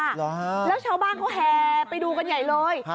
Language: Thai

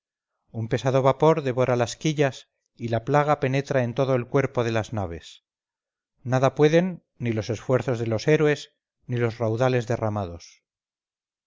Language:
Spanish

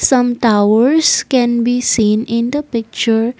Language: English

